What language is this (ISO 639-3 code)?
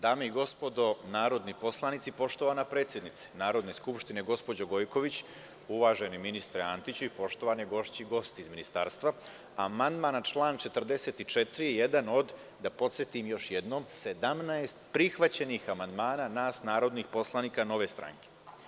srp